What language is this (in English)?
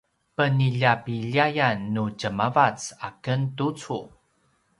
Paiwan